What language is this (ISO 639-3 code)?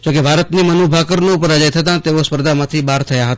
guj